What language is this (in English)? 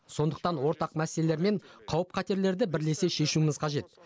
Kazakh